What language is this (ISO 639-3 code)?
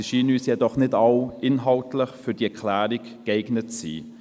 gsw